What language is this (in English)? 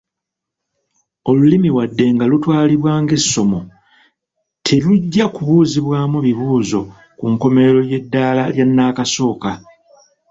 Ganda